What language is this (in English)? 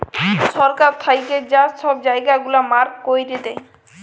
Bangla